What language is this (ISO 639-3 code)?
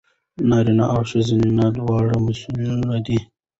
pus